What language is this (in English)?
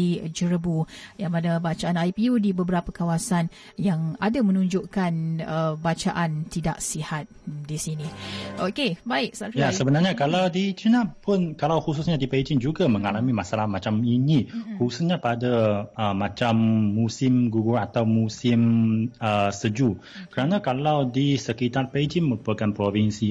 Malay